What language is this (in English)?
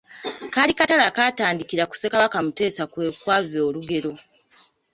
Ganda